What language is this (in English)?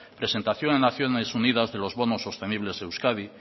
Spanish